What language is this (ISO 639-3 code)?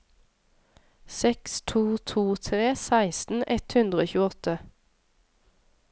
nor